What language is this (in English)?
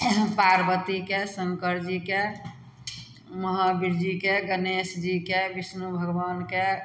Maithili